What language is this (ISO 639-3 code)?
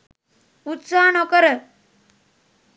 sin